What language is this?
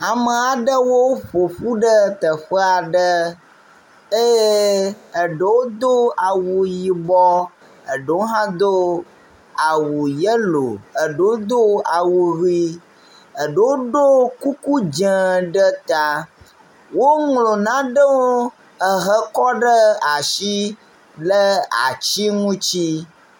Ewe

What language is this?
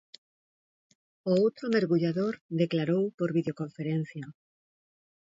Galician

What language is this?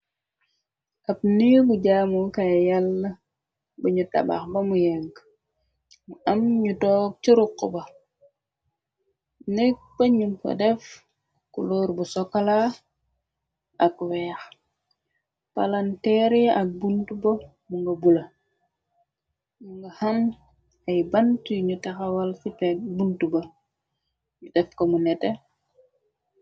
Wolof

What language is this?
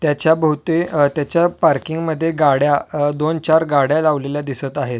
Marathi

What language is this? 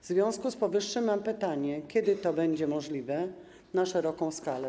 Polish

